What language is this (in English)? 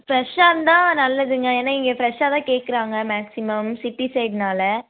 Tamil